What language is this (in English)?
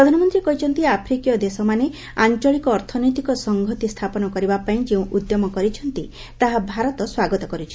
Odia